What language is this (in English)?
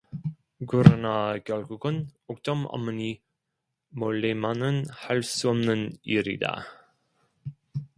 Korean